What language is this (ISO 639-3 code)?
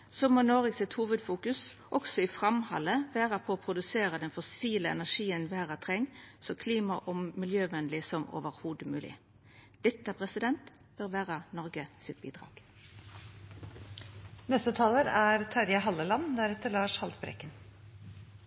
nno